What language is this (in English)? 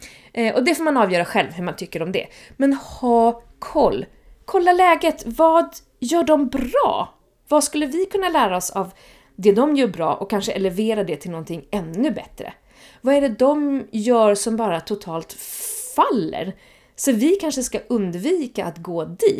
Swedish